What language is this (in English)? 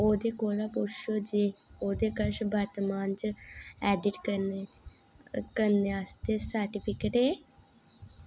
Dogri